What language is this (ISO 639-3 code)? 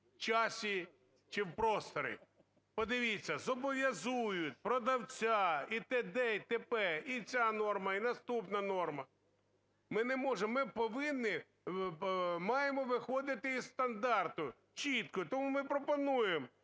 ukr